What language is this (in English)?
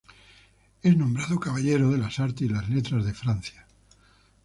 Spanish